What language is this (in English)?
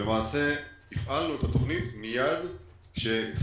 Hebrew